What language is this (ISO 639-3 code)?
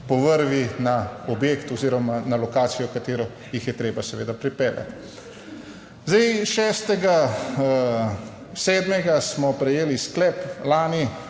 slv